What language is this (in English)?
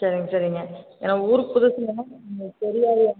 Tamil